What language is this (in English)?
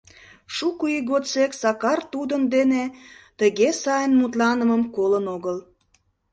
Mari